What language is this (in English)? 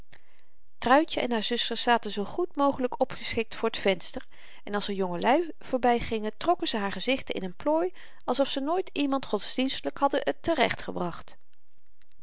Dutch